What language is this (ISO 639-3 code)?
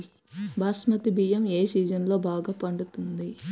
tel